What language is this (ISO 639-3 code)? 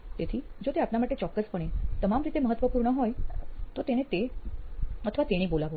guj